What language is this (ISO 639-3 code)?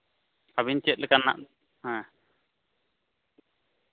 sat